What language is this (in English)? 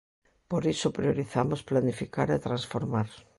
Galician